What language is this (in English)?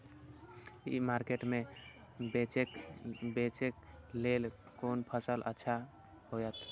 Maithili